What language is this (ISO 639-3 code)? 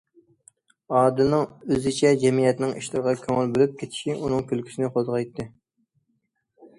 uig